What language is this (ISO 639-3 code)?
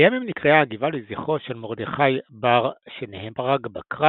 heb